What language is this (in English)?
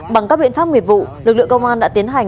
Vietnamese